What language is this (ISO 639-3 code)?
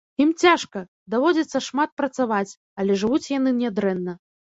bel